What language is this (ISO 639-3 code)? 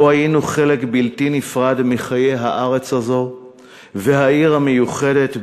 heb